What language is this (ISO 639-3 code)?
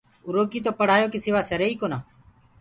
ggg